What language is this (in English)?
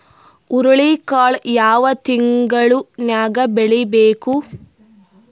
Kannada